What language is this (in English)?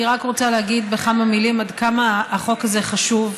Hebrew